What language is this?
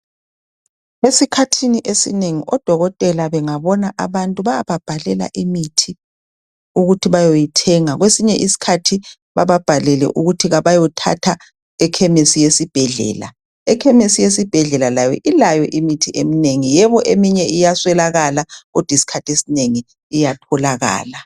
North Ndebele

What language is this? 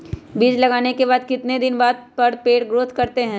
Magahi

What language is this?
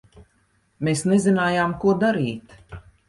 Latvian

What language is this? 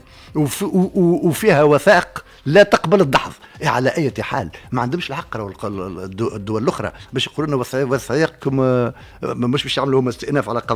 Arabic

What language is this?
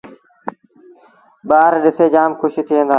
Sindhi Bhil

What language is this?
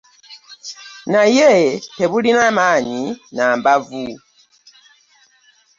Ganda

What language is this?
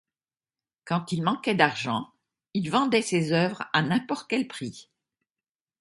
French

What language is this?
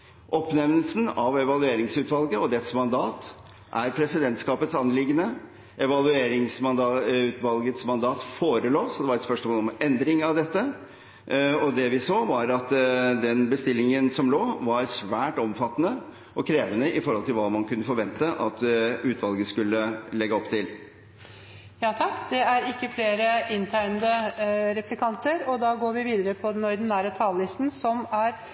Norwegian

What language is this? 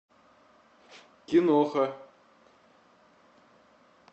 Russian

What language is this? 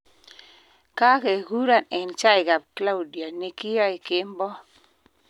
Kalenjin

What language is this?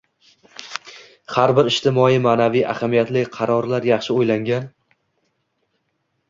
Uzbek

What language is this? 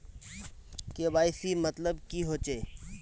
Magahi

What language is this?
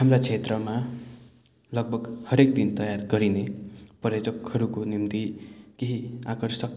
Nepali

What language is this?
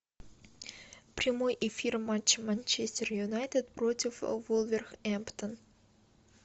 Russian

